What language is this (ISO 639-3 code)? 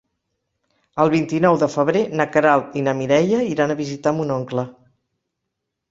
cat